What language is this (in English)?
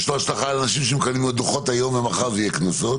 Hebrew